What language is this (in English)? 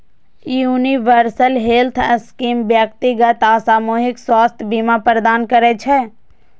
Maithili